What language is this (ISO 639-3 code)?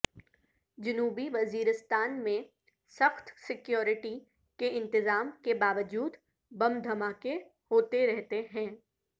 urd